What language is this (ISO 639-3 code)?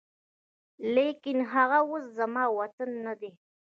pus